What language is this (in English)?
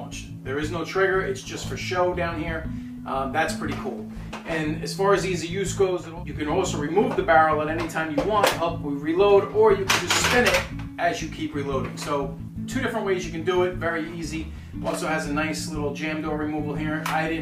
English